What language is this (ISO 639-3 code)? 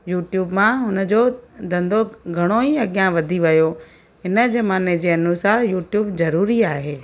snd